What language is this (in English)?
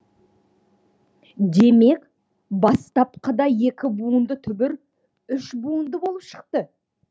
Kazakh